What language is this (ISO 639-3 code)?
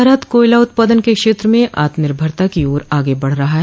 hin